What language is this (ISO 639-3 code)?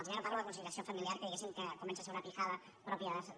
cat